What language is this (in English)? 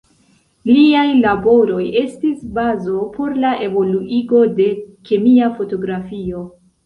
Esperanto